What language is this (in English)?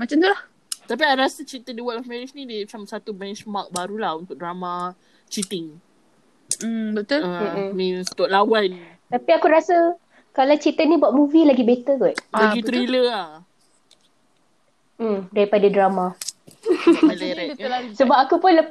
Malay